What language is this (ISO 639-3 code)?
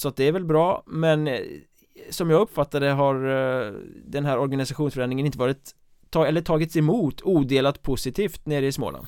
swe